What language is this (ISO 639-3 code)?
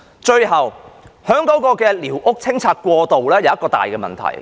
yue